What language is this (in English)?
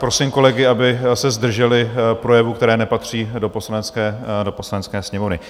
Czech